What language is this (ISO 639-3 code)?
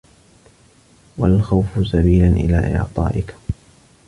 ara